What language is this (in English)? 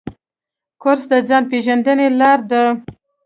Pashto